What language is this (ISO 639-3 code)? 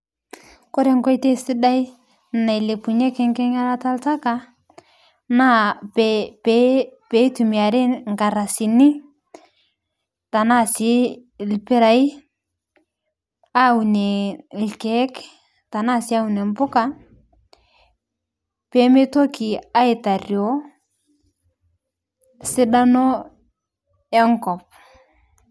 mas